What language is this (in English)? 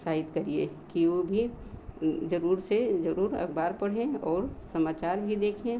Hindi